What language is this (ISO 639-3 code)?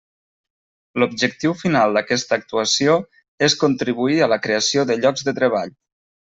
cat